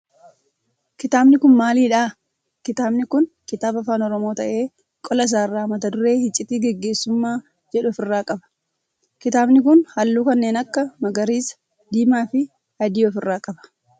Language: Oromo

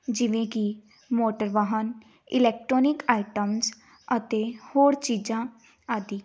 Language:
Punjabi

